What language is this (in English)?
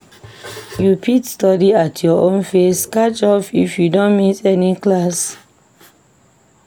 Nigerian Pidgin